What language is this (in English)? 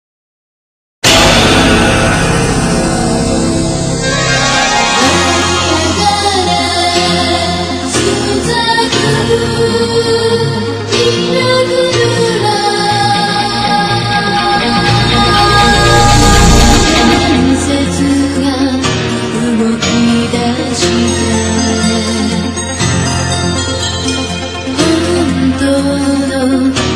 Korean